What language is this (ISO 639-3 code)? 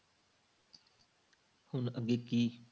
pan